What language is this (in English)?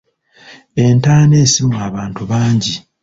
Ganda